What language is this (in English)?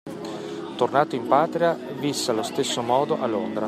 Italian